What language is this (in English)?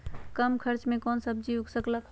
Magahi